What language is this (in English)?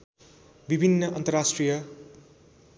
Nepali